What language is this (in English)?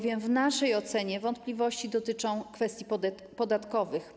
Polish